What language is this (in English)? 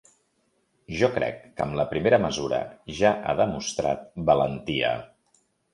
Catalan